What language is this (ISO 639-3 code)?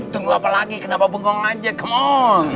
ind